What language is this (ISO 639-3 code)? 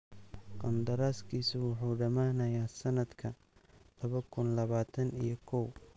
som